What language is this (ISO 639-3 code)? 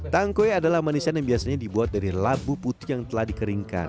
ind